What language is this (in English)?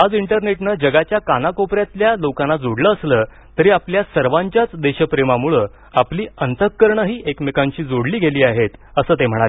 Marathi